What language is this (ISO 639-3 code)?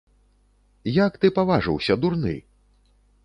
bel